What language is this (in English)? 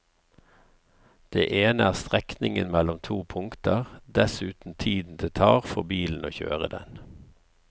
Norwegian